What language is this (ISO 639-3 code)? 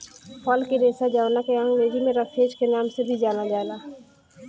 bho